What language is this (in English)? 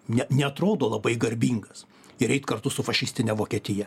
Lithuanian